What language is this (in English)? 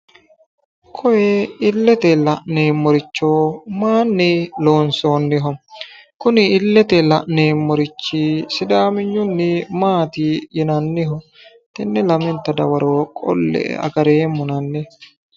Sidamo